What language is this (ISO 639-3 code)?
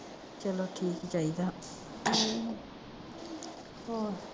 pan